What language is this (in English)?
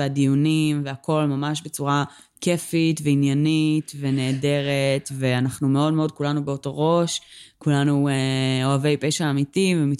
Hebrew